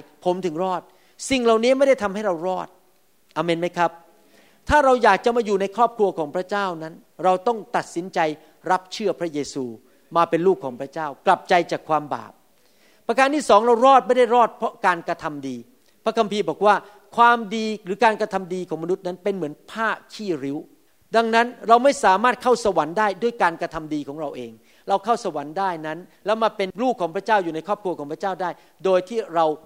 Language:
Thai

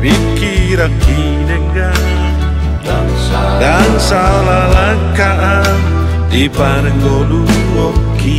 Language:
Indonesian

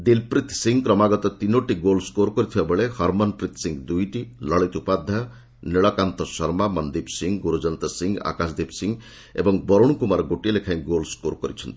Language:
Odia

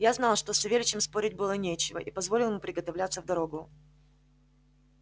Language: Russian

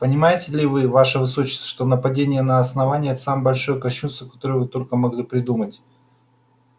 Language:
Russian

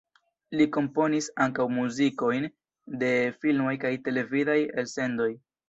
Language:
Esperanto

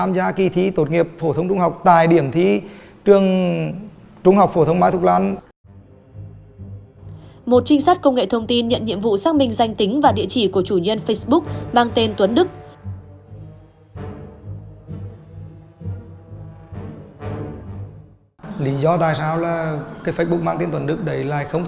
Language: Vietnamese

